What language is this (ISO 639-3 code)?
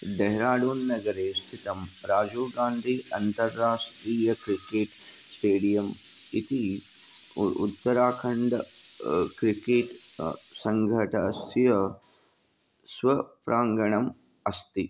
san